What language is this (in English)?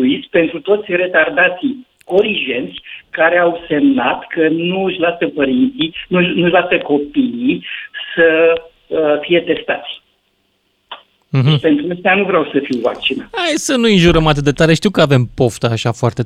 Romanian